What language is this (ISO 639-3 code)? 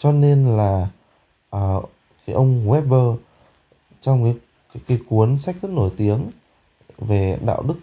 vie